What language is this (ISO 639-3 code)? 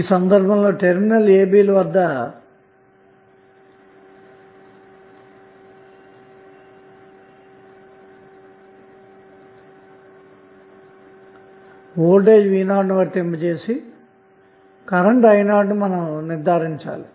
tel